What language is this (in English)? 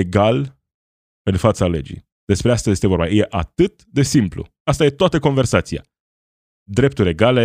Romanian